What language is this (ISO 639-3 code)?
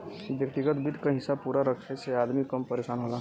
bho